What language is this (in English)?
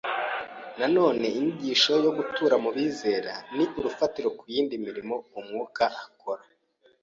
Kinyarwanda